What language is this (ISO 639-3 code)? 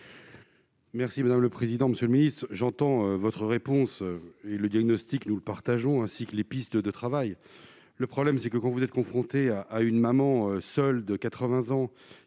fra